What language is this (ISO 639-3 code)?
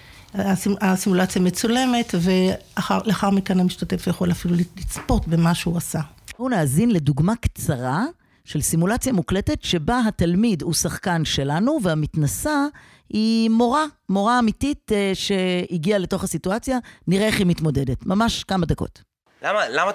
heb